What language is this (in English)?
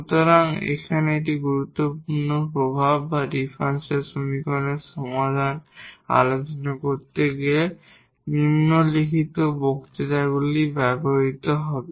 Bangla